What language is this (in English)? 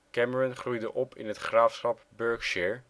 Dutch